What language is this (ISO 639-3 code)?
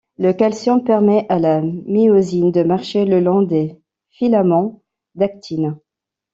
fra